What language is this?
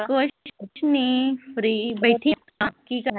Punjabi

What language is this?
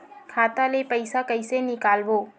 Chhattisgarhi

